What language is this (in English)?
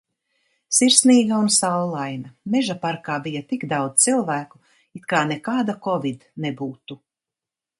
Latvian